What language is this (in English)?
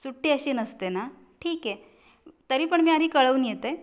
Marathi